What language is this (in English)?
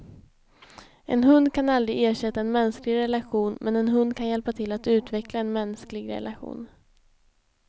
Swedish